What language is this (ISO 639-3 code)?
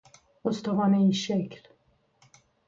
fas